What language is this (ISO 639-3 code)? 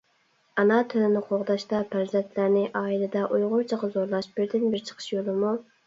uig